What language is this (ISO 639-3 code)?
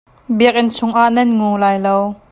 cnh